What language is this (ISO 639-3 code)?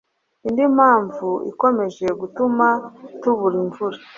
kin